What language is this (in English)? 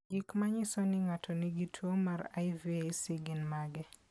Luo (Kenya and Tanzania)